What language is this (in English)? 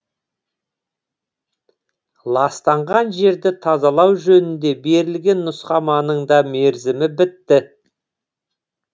Kazakh